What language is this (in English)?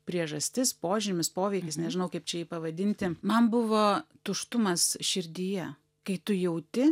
Lithuanian